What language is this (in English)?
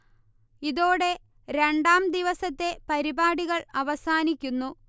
Malayalam